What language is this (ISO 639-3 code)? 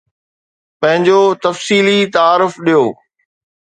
snd